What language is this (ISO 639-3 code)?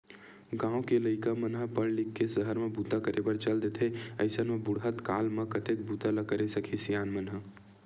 hne